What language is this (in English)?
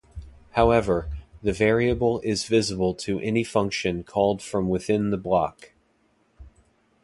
English